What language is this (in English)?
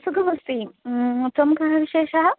Sanskrit